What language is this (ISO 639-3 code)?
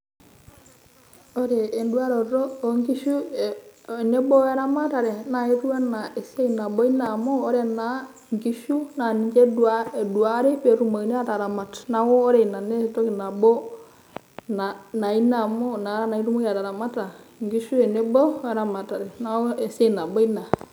mas